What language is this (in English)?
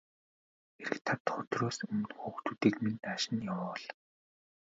Mongolian